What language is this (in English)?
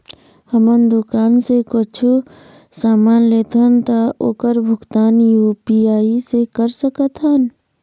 Chhattisgarhi